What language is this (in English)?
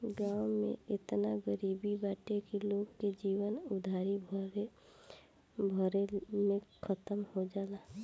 Bhojpuri